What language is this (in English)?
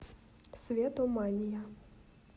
Russian